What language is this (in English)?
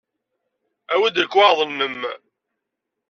Kabyle